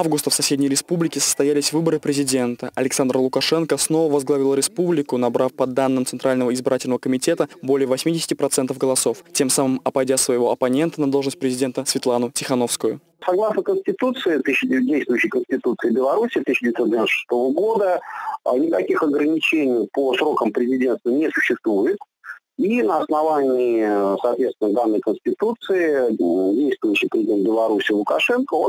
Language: Russian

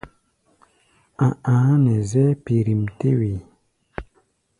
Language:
Gbaya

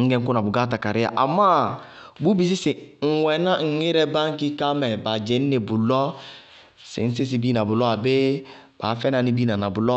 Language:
Bago-Kusuntu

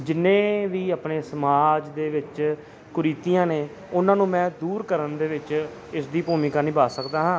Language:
Punjabi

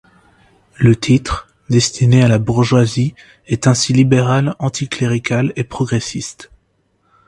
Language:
French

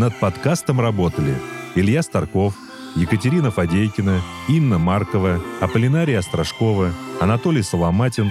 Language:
Russian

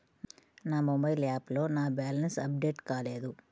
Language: Telugu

